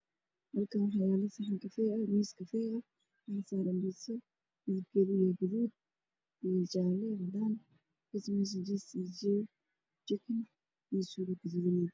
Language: Somali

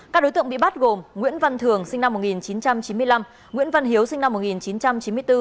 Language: Vietnamese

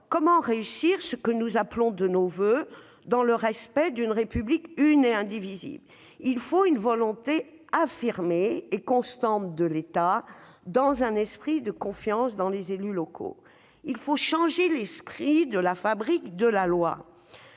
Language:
French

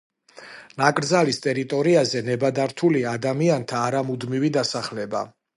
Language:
Georgian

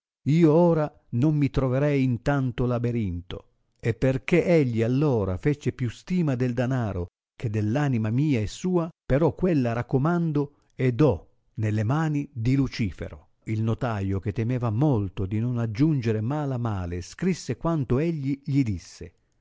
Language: Italian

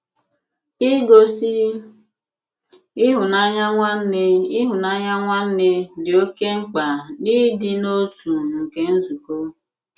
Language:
Igbo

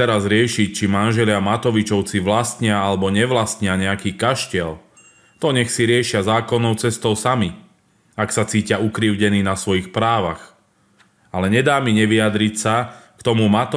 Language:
Slovak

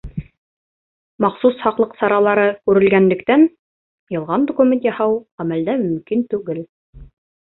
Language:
Bashkir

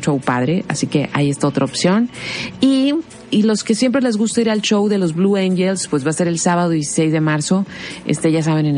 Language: Spanish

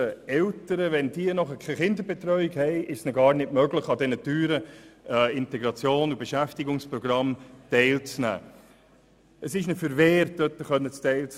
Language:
Swiss German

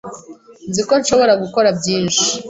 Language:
Kinyarwanda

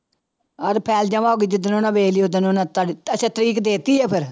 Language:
Punjabi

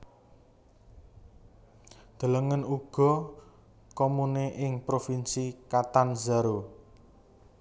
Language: Javanese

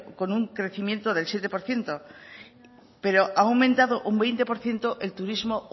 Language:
Spanish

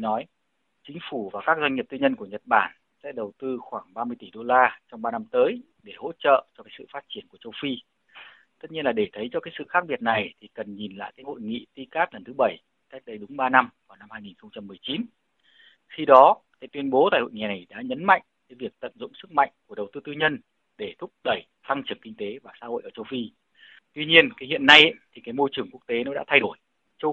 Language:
Vietnamese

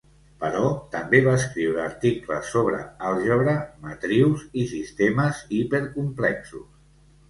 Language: Catalan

